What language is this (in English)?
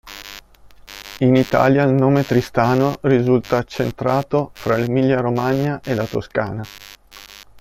Italian